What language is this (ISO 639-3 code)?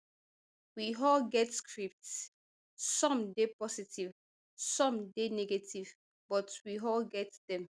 pcm